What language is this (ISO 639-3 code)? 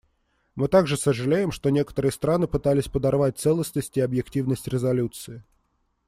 rus